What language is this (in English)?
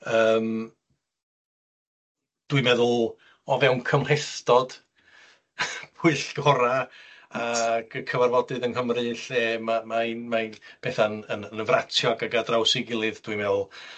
Welsh